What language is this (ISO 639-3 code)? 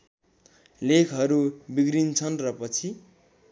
nep